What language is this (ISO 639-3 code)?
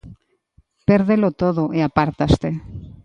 glg